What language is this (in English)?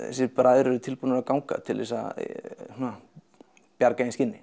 Icelandic